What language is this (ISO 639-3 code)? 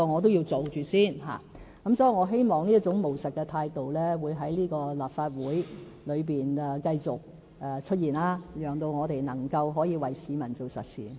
yue